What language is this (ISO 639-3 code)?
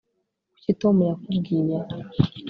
kin